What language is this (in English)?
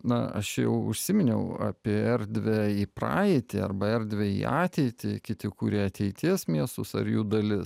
Lithuanian